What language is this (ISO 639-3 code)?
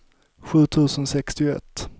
swe